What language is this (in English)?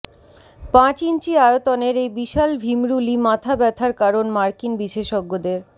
Bangla